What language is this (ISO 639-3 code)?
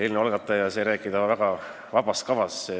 est